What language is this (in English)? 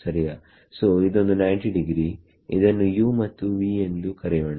Kannada